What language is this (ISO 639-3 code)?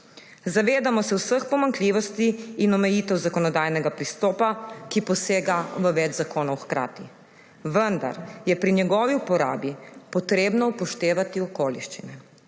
slv